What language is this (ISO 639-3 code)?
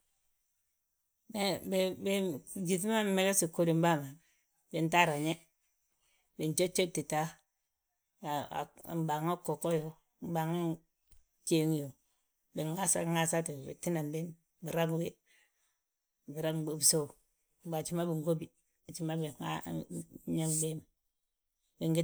bjt